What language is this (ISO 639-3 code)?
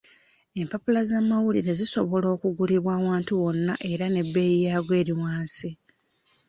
lug